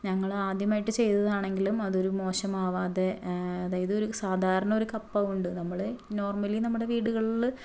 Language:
Malayalam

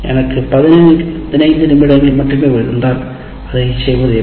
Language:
Tamil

